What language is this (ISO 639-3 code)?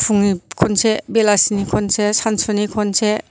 brx